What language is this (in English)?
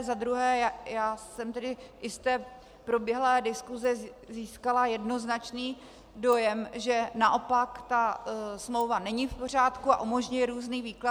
Czech